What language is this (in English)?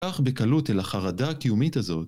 Hebrew